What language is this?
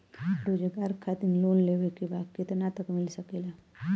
Bhojpuri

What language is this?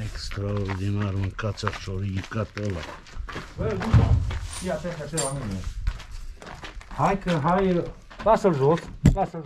Romanian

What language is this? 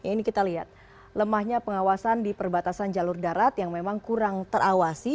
Indonesian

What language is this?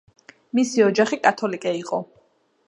Georgian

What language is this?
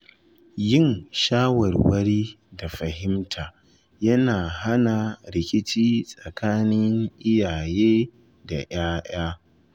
Hausa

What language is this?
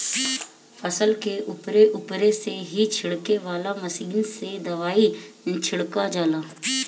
Bhojpuri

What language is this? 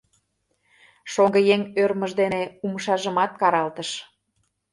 Mari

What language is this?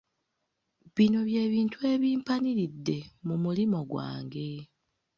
Ganda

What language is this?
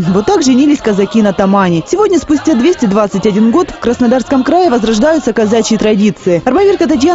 Russian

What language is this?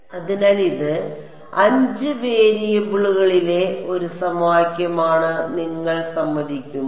Malayalam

